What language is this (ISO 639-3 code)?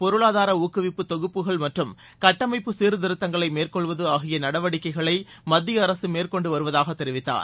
tam